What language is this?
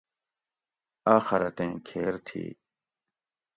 Gawri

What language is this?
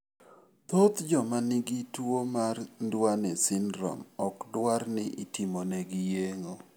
Luo (Kenya and Tanzania)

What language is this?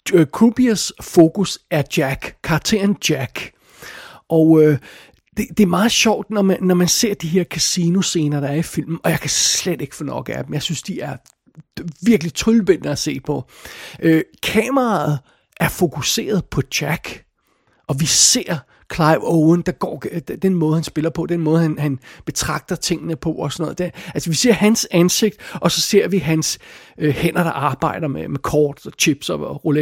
Danish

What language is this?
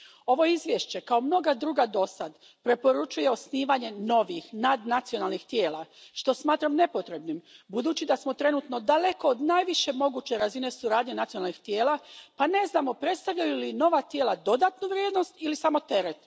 Croatian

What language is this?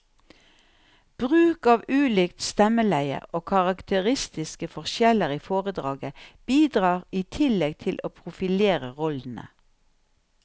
Norwegian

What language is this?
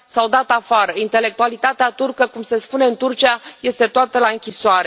Romanian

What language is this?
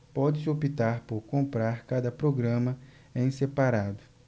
Portuguese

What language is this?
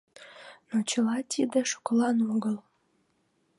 Mari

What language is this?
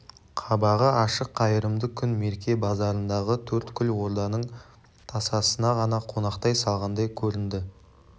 Kazakh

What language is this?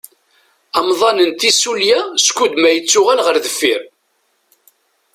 Kabyle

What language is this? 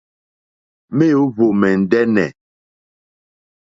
Mokpwe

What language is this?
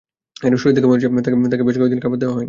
Bangla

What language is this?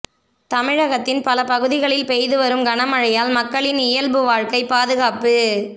Tamil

